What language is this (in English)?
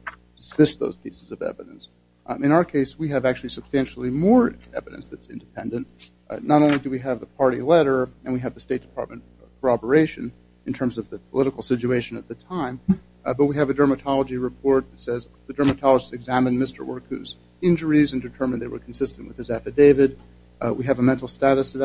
English